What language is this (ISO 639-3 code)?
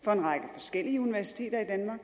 dan